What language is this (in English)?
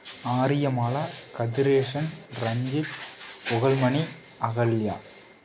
Tamil